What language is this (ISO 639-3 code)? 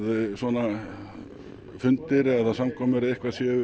isl